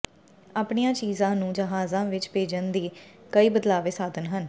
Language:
Punjabi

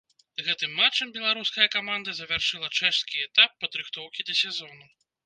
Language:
Belarusian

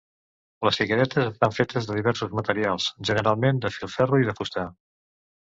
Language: Catalan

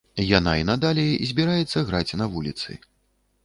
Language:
Belarusian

